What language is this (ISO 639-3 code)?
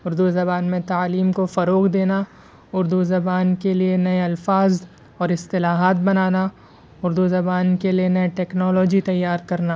urd